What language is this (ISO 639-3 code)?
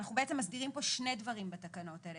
heb